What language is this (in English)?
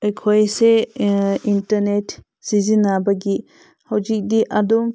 Manipuri